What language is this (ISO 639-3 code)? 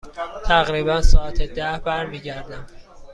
fas